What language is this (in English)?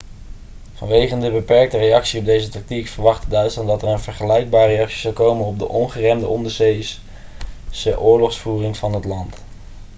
Dutch